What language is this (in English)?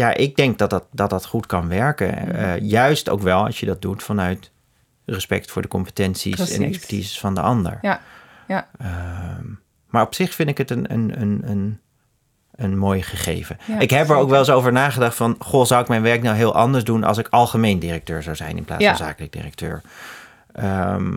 Dutch